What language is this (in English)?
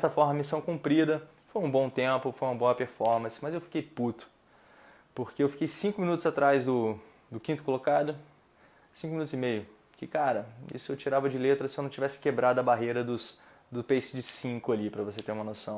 Portuguese